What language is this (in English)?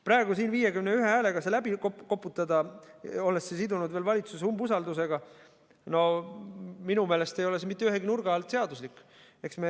Estonian